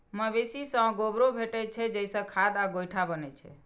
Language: Maithili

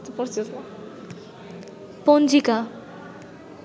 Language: Bangla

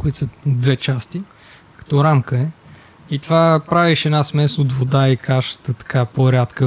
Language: Bulgarian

